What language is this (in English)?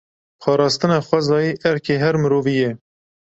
Kurdish